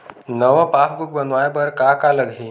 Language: Chhattisgarhi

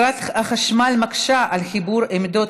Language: Hebrew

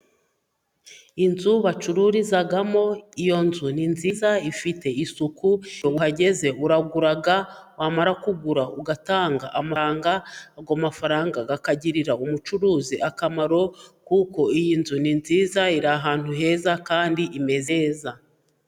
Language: Kinyarwanda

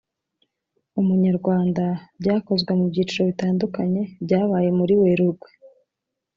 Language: Kinyarwanda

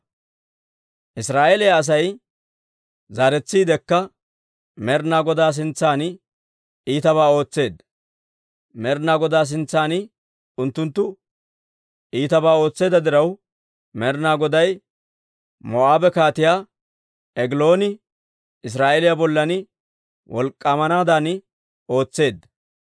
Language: Dawro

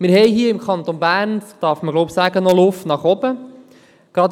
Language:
Swiss German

